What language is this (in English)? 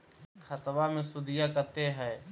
Magahi